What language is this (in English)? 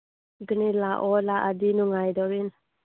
Manipuri